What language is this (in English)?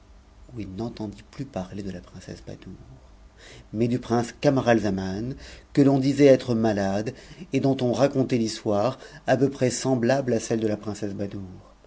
French